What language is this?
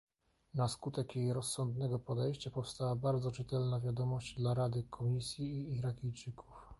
Polish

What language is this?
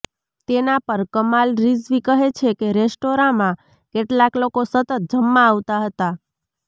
Gujarati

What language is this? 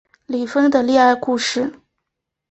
Chinese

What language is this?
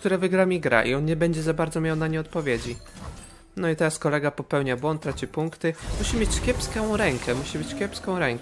Polish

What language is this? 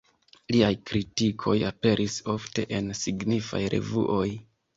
Esperanto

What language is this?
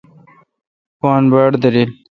Kalkoti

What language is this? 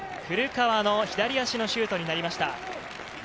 Japanese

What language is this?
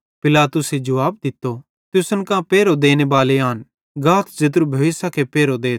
Bhadrawahi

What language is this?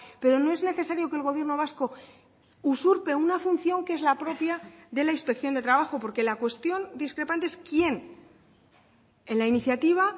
Spanish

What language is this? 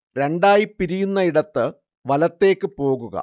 Malayalam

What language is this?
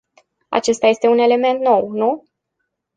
Romanian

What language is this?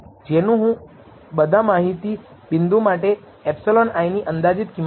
Gujarati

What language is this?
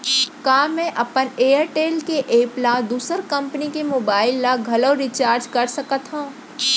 Chhattisgarhi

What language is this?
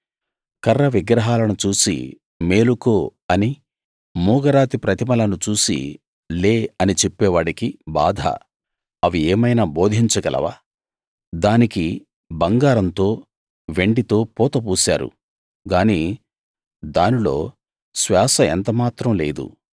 Telugu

